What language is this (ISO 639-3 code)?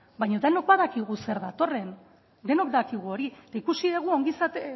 eus